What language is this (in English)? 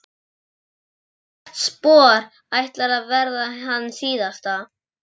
Icelandic